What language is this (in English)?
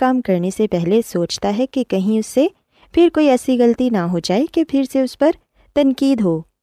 Urdu